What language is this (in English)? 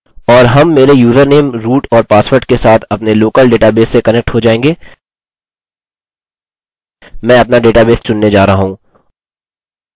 Hindi